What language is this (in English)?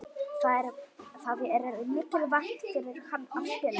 Icelandic